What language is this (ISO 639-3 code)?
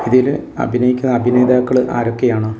mal